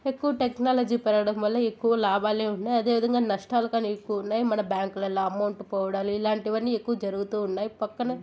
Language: Telugu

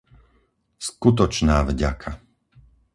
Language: Slovak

